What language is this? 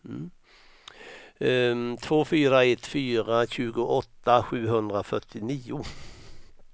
Swedish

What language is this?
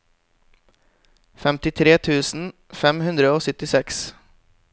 Norwegian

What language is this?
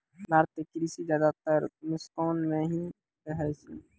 Maithili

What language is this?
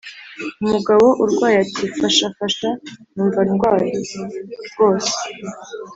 Kinyarwanda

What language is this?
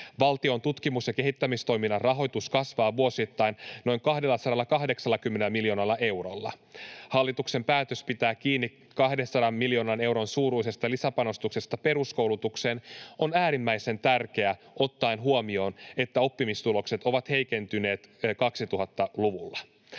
Finnish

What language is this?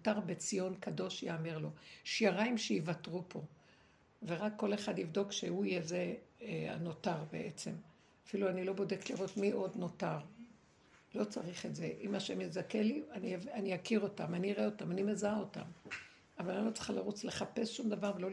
Hebrew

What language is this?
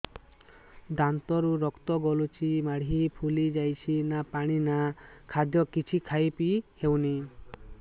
Odia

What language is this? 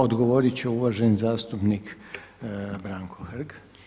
Croatian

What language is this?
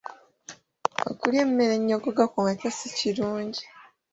Ganda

